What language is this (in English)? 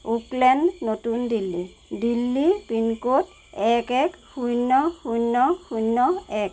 Assamese